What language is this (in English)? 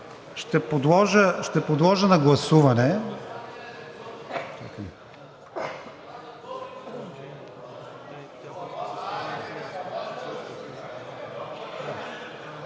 Bulgarian